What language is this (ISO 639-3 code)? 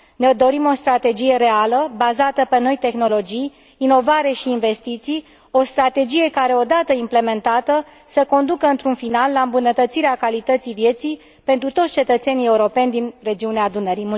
ron